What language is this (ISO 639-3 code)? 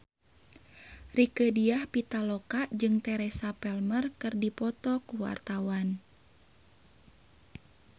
sun